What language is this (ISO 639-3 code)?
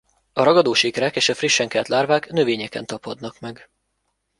hun